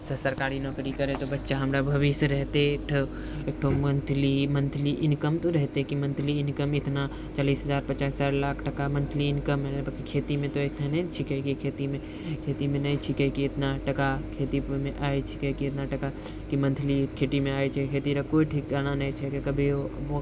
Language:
Maithili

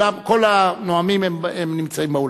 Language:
Hebrew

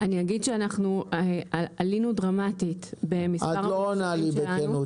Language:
Hebrew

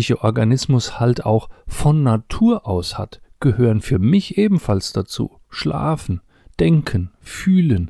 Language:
German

